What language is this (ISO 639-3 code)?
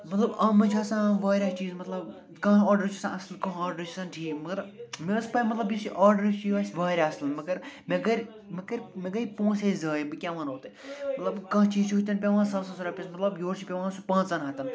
kas